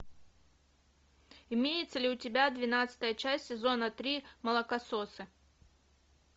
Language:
Russian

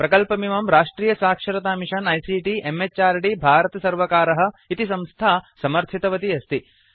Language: Sanskrit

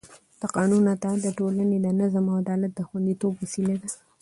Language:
Pashto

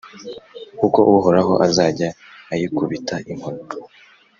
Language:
Kinyarwanda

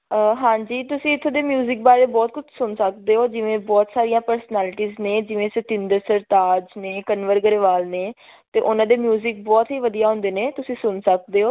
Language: Punjabi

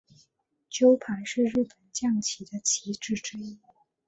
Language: Chinese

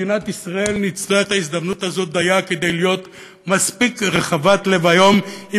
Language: Hebrew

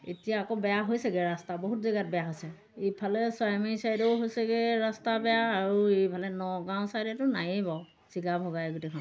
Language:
Assamese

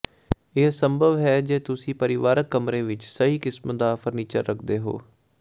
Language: Punjabi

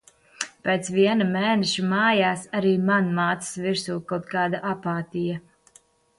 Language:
Latvian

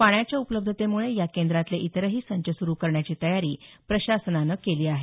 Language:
Marathi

